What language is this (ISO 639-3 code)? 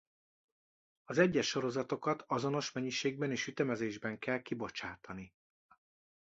hun